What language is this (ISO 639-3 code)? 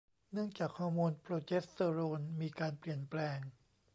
tha